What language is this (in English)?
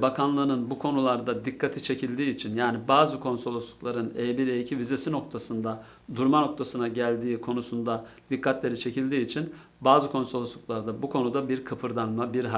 Turkish